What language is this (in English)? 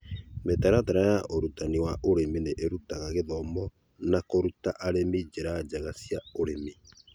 Kikuyu